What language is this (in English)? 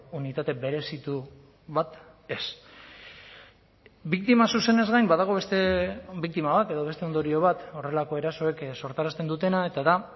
Basque